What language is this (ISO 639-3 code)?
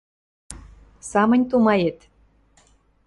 mrj